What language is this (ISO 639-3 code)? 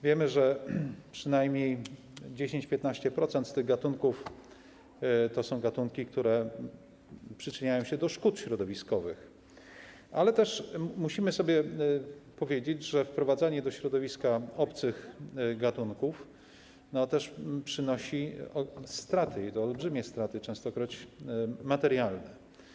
pol